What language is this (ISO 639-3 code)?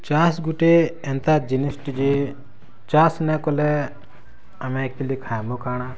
ori